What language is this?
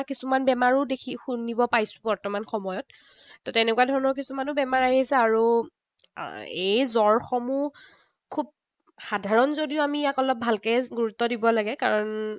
Assamese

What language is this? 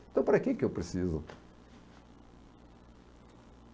Portuguese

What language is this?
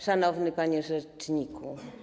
Polish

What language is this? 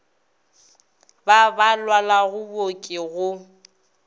Northern Sotho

